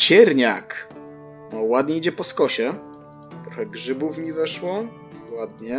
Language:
Polish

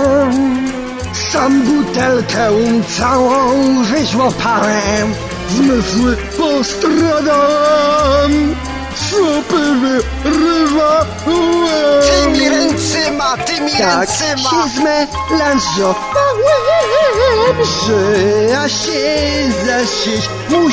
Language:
Polish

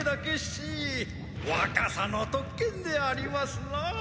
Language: Japanese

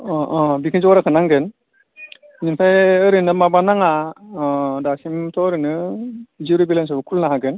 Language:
Bodo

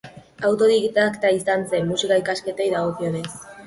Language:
Basque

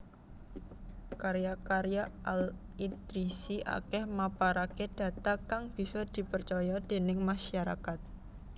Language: Javanese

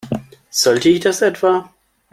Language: German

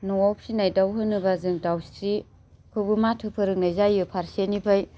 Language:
Bodo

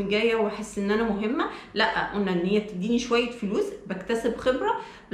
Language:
Arabic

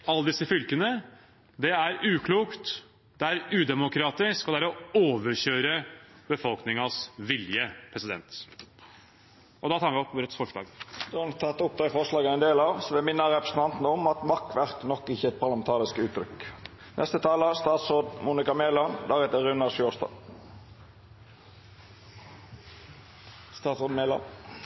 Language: Norwegian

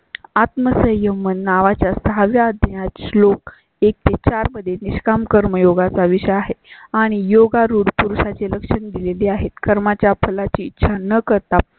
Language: Marathi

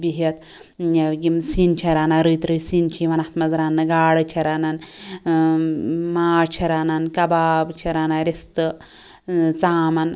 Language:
Kashmiri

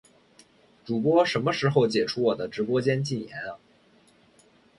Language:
Chinese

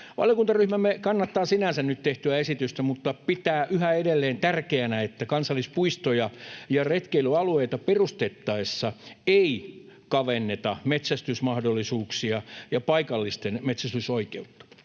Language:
Finnish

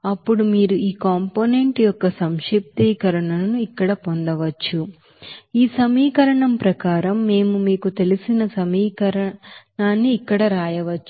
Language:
Telugu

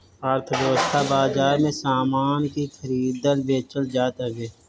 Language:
Bhojpuri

